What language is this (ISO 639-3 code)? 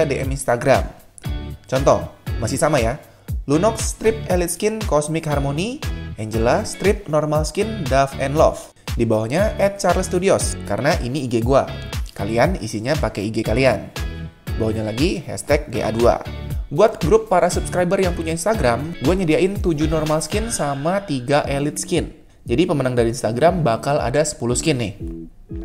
ind